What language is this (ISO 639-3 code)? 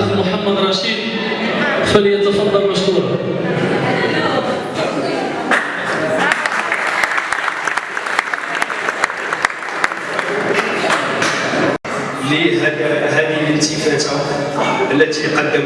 ara